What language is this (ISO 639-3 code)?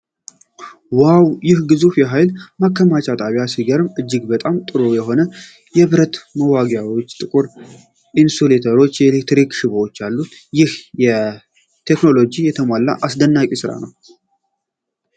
amh